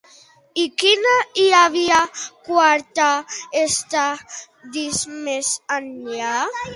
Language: Catalan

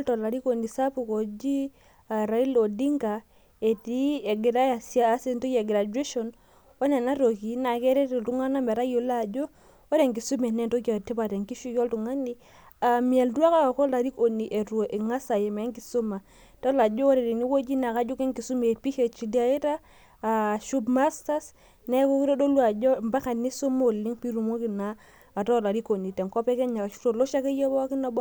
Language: Masai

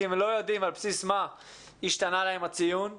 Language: Hebrew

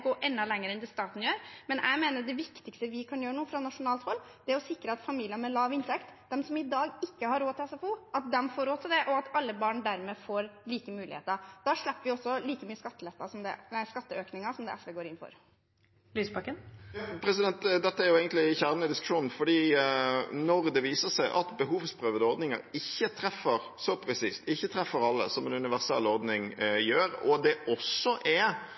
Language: Norwegian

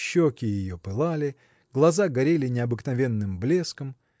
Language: Russian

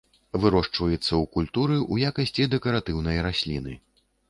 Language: Belarusian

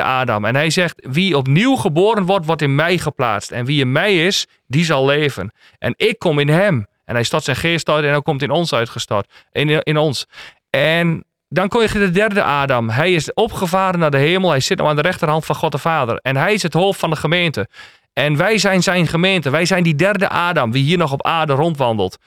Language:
Dutch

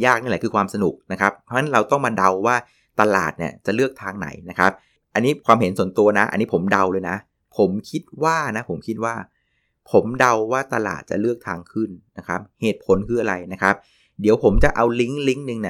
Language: Thai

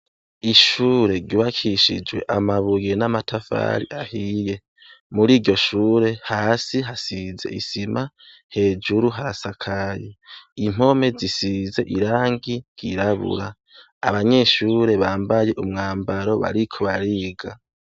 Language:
Rundi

